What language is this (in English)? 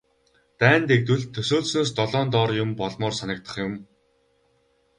Mongolian